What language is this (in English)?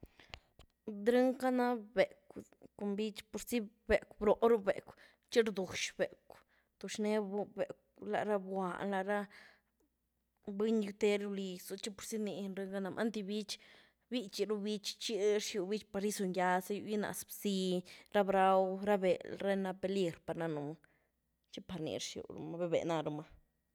Güilá Zapotec